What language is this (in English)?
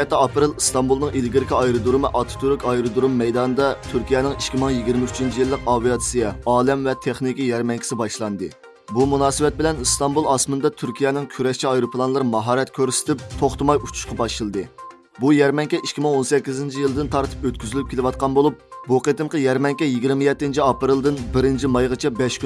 Turkish